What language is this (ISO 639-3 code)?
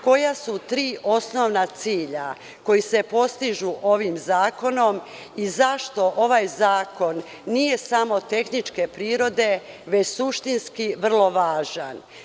srp